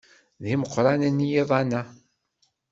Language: Kabyle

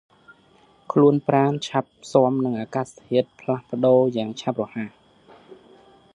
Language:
Khmer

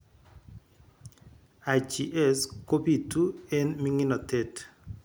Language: Kalenjin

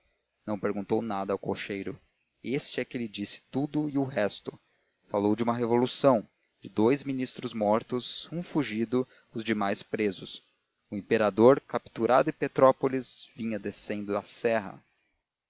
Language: Portuguese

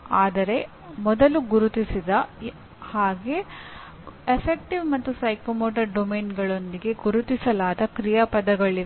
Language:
Kannada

